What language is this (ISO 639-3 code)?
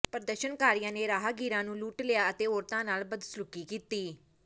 pan